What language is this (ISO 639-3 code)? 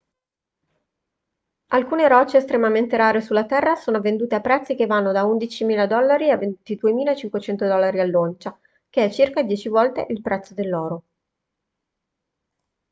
ita